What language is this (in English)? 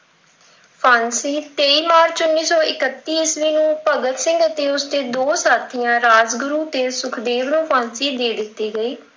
Punjabi